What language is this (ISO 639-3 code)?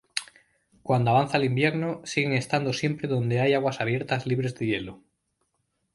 spa